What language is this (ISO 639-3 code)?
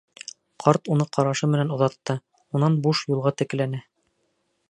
bak